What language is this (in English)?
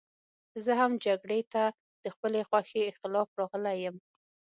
Pashto